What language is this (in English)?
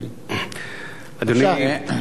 Hebrew